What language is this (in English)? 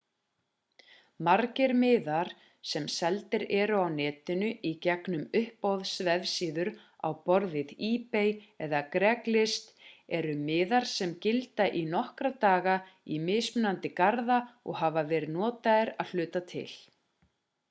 Icelandic